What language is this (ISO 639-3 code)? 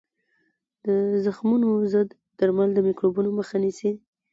pus